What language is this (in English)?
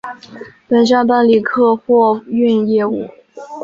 Chinese